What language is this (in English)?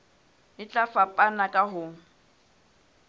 Southern Sotho